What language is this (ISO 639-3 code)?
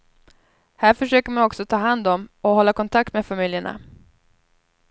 swe